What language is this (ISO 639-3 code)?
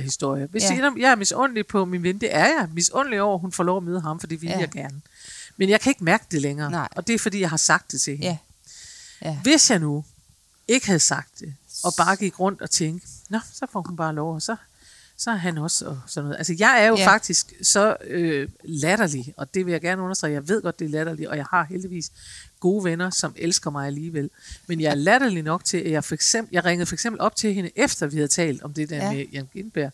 dan